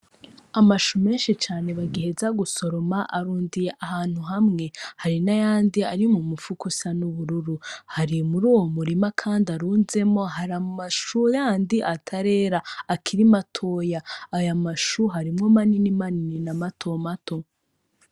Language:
Rundi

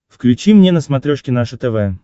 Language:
Russian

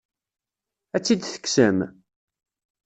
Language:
Kabyle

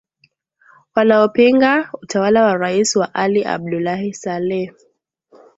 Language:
Swahili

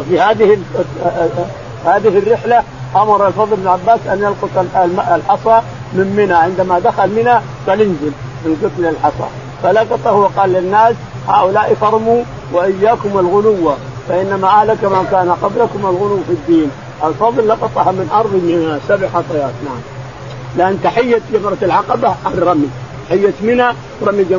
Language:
Arabic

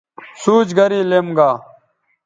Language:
Bateri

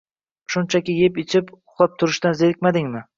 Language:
Uzbek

